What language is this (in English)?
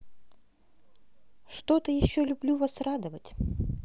Russian